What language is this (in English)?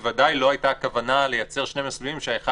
Hebrew